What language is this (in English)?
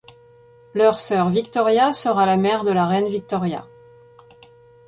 French